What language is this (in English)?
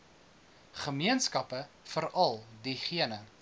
Afrikaans